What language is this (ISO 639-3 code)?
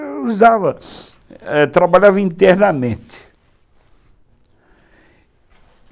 por